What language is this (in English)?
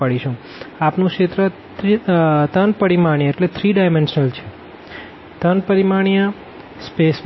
Gujarati